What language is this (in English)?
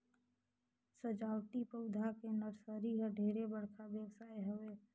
Chhattisgarhi